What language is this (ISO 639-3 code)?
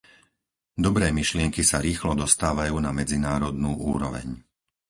slk